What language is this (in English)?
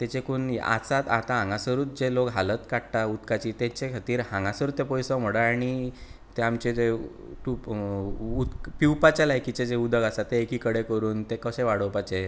Konkani